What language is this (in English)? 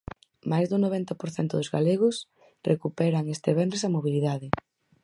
Galician